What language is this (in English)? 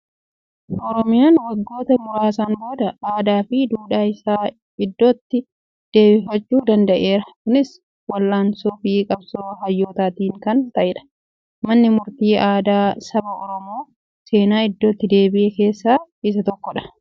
Oromo